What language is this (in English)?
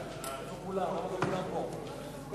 Hebrew